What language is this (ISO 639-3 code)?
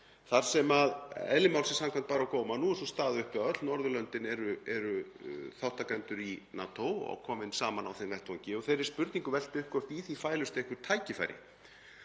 isl